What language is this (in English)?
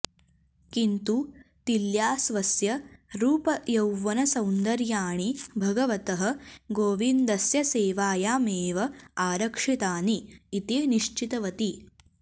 Sanskrit